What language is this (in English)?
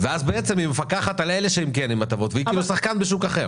Hebrew